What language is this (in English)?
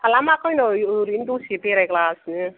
Bodo